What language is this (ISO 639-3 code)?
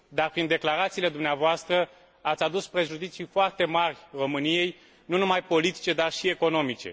ron